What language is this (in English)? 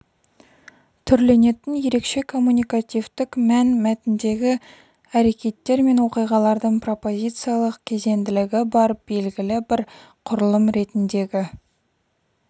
Kazakh